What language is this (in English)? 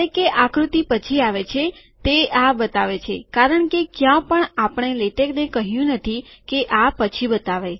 Gujarati